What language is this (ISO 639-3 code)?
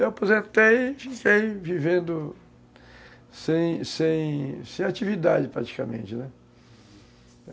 por